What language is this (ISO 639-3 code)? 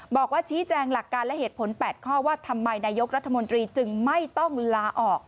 tha